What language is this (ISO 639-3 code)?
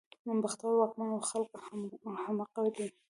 pus